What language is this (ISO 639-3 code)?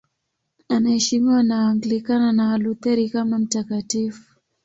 swa